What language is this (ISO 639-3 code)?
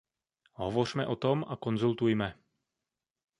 ces